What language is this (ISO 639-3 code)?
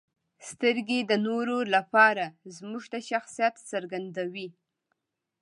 pus